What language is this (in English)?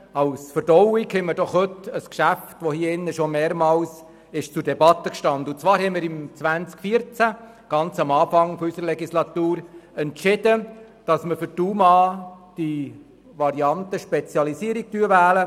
Swiss German